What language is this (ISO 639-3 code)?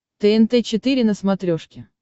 rus